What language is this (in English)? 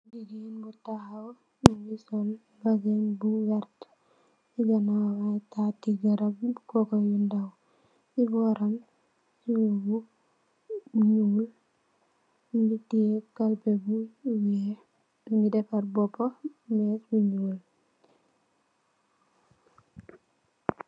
Wolof